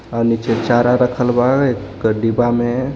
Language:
Bhojpuri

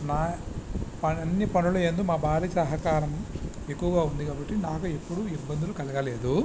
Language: Telugu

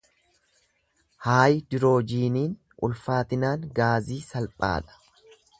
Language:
Oromo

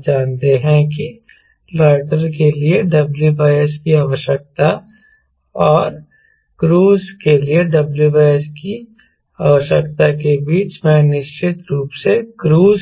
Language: Hindi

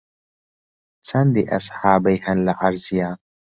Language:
Central Kurdish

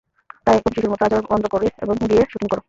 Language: Bangla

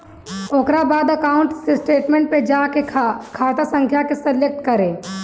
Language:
Bhojpuri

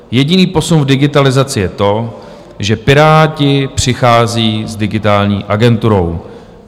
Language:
Czech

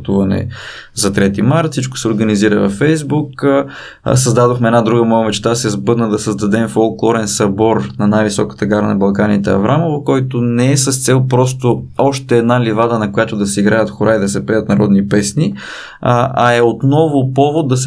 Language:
Bulgarian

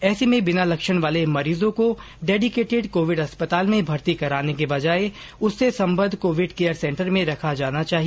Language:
Hindi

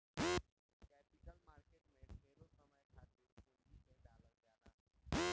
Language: Bhojpuri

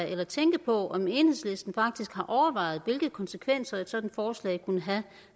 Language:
Danish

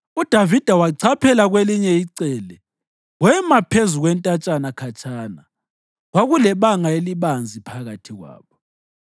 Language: North Ndebele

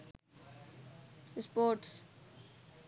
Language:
Sinhala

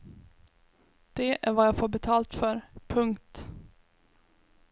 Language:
Swedish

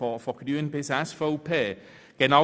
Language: Swiss German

